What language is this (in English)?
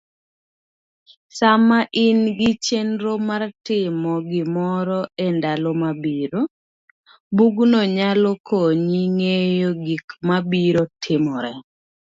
Luo (Kenya and Tanzania)